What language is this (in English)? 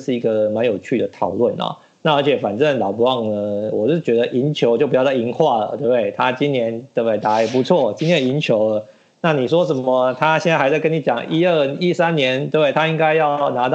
Chinese